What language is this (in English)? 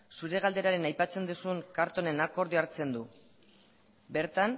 Basque